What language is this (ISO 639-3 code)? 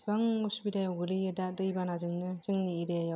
brx